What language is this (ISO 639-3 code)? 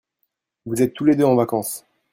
fra